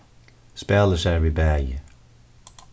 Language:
Faroese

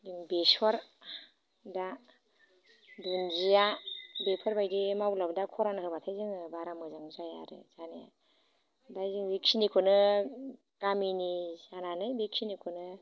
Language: Bodo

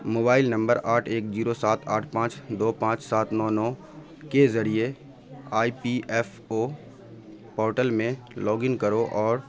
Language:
Urdu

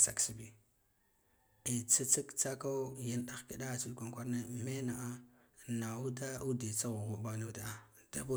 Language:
Guduf-Gava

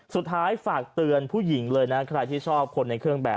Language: Thai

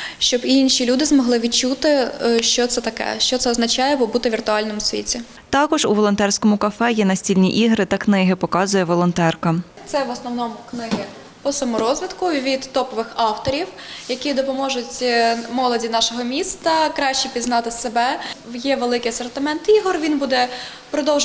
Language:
Ukrainian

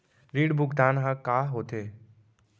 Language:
Chhattisgarhi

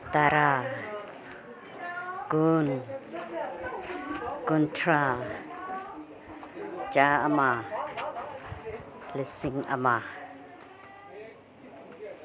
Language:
Manipuri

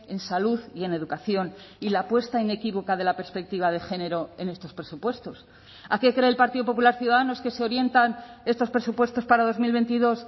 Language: Spanish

